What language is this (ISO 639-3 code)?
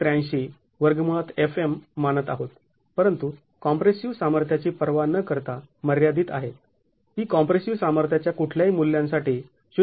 mar